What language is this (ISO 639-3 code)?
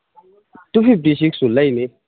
mni